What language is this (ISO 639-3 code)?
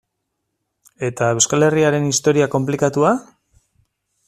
eus